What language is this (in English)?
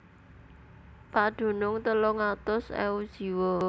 Javanese